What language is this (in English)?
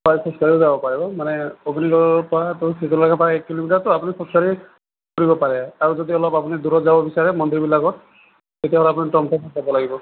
Assamese